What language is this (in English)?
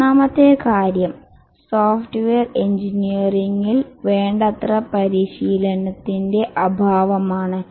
Malayalam